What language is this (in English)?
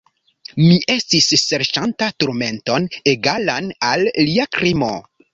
Esperanto